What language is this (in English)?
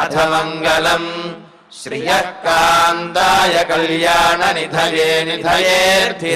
Telugu